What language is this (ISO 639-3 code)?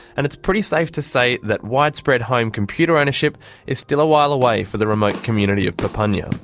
eng